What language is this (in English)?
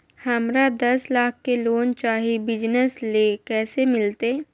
Magahi